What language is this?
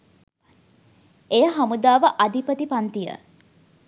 Sinhala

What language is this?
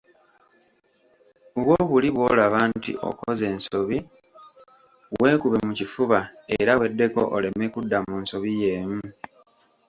Ganda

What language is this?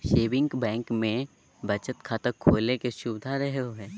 Magahi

